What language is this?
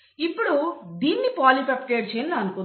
Telugu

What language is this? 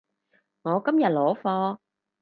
Cantonese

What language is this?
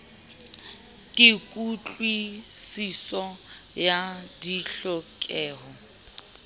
Southern Sotho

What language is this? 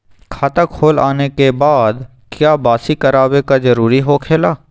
Magahi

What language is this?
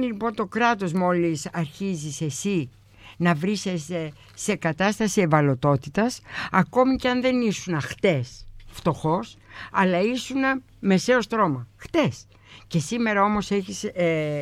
Greek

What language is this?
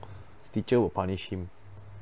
English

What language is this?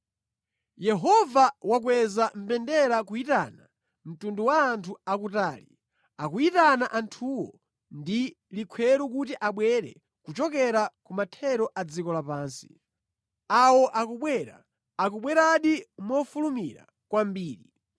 Nyanja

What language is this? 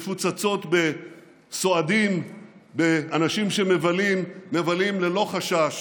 Hebrew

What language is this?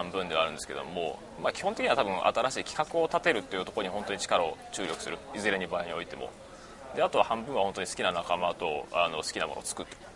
Japanese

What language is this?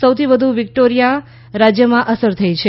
Gujarati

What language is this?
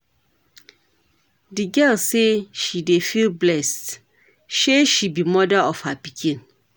Nigerian Pidgin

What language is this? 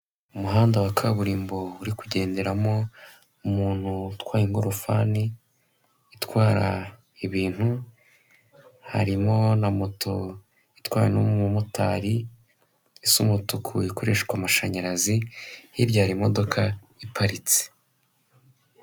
Kinyarwanda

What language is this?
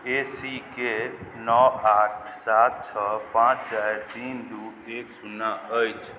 Maithili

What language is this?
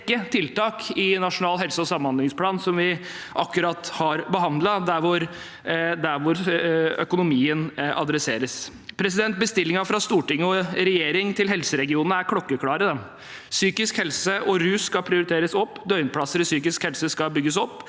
Norwegian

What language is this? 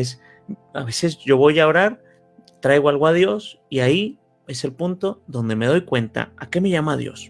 Spanish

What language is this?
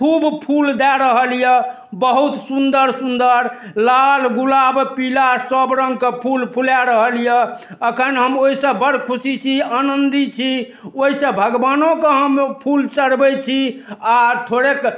Maithili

